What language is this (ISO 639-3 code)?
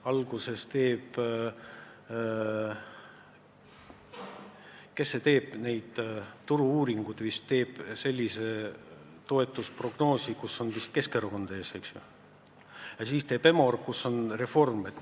est